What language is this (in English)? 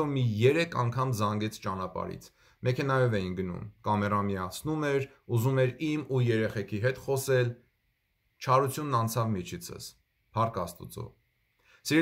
Turkish